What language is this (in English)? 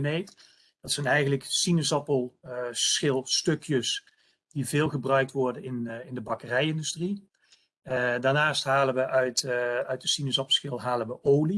Dutch